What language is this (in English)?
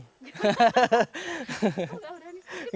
Indonesian